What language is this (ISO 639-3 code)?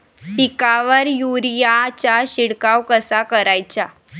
mar